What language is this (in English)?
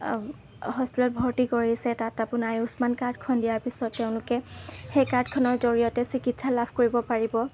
Assamese